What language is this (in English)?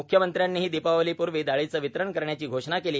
Marathi